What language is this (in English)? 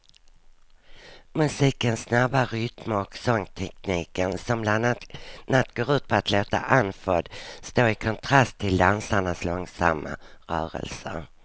Swedish